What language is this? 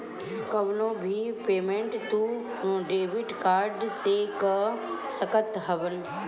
Bhojpuri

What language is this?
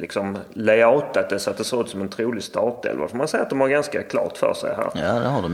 Swedish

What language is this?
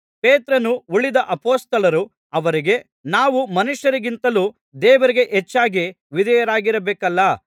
Kannada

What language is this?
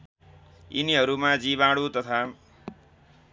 Nepali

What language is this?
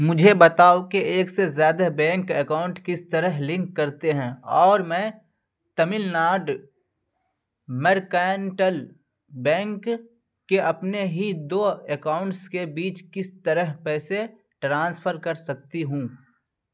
Urdu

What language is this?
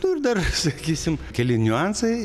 Lithuanian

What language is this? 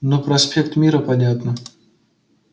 Russian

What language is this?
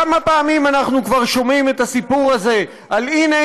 Hebrew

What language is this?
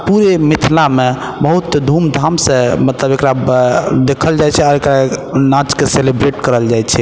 Maithili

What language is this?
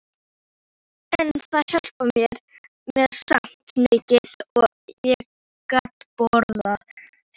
Icelandic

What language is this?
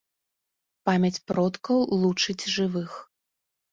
Belarusian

